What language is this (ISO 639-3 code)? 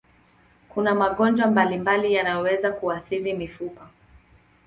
swa